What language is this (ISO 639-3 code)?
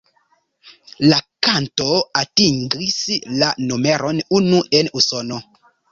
epo